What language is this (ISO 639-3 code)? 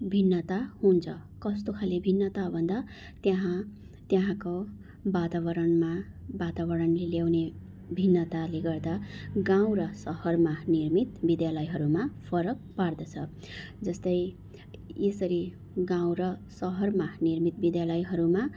nep